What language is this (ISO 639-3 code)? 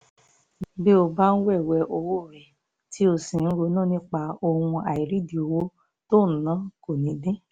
yor